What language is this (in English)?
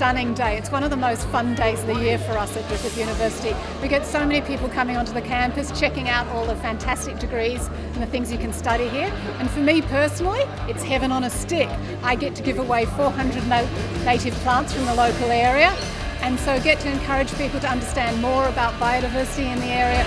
English